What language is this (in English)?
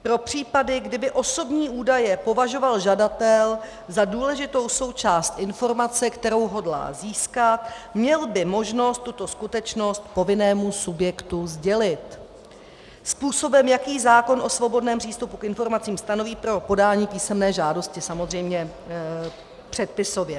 Czech